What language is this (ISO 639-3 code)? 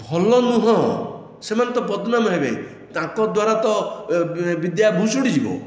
ori